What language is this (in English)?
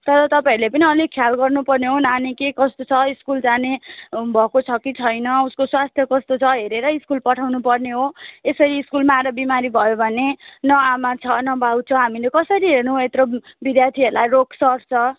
Nepali